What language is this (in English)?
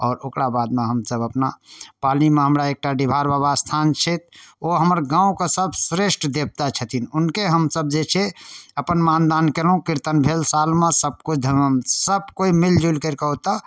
Maithili